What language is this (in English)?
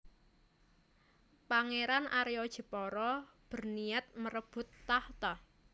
Javanese